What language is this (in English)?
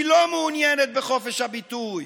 Hebrew